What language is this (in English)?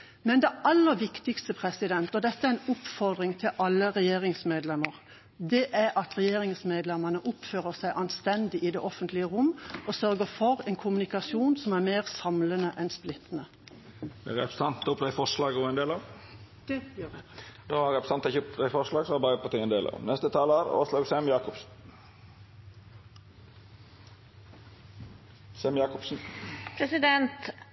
Norwegian